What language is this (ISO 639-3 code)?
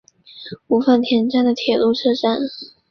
zho